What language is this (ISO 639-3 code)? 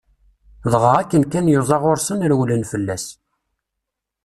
kab